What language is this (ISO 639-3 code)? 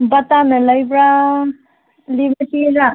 mni